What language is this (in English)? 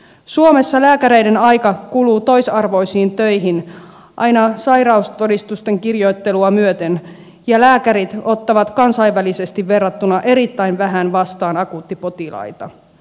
Finnish